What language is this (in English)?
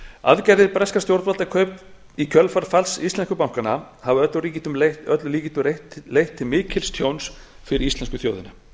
Icelandic